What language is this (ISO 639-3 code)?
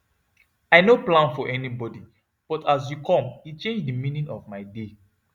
pcm